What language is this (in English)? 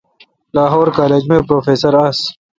Kalkoti